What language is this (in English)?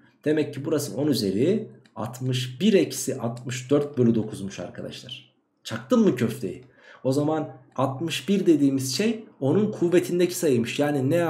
Turkish